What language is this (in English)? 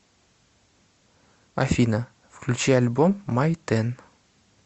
Russian